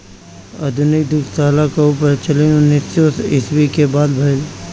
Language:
Bhojpuri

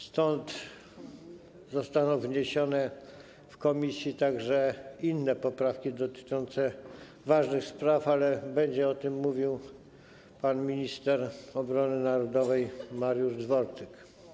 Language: Polish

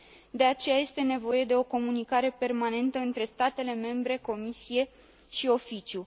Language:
Romanian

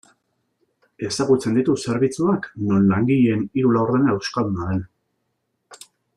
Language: Basque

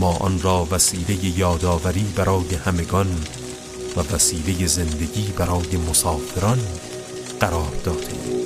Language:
Persian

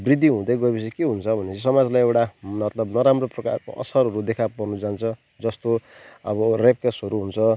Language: Nepali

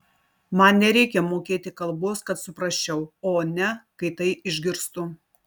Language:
Lithuanian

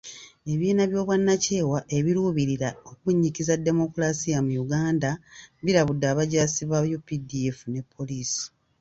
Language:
Ganda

